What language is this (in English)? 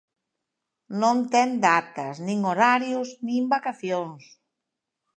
Galician